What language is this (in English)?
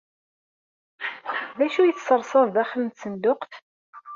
Kabyle